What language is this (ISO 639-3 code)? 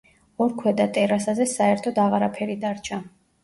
kat